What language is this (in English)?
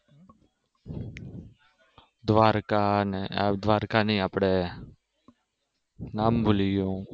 Gujarati